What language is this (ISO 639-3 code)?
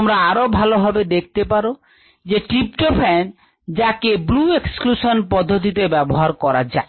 ben